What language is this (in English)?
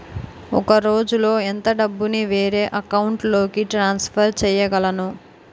Telugu